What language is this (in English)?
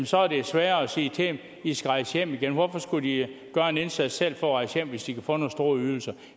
Danish